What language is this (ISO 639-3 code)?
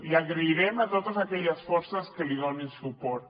cat